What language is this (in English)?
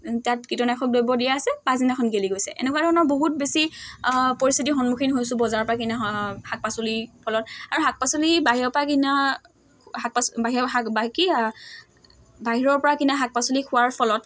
Assamese